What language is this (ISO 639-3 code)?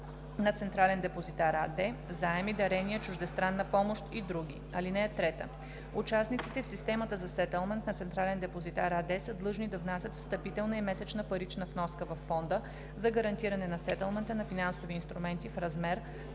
bul